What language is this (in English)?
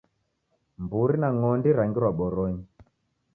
Taita